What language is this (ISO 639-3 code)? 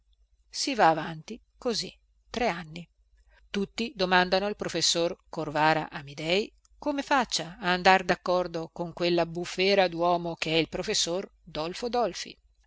ita